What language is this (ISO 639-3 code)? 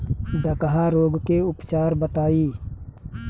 bho